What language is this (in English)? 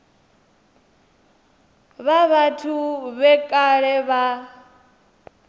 Venda